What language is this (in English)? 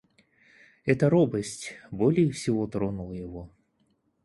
Russian